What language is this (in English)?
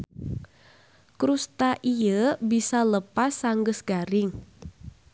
Sundanese